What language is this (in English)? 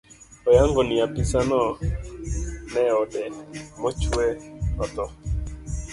Luo (Kenya and Tanzania)